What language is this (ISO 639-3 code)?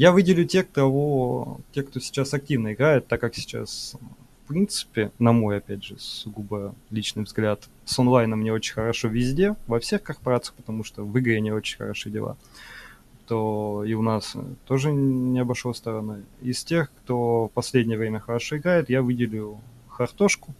rus